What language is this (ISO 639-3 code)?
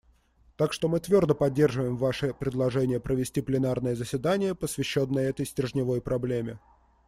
rus